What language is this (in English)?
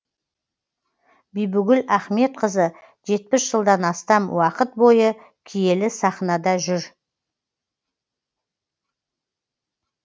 Kazakh